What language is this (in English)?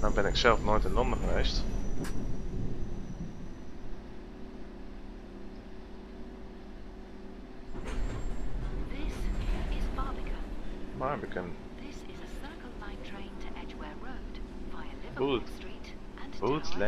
Dutch